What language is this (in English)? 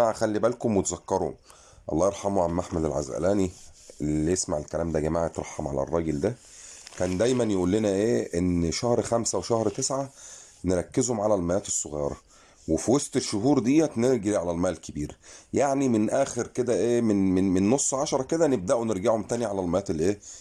Arabic